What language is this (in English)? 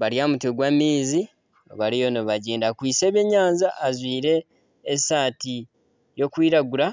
Nyankole